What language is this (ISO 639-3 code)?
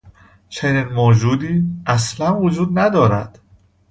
fas